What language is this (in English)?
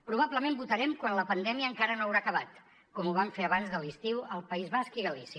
Catalan